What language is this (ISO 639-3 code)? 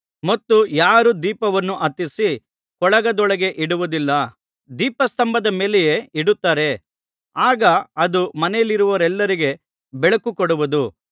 kan